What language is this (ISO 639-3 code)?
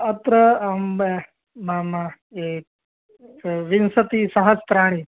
san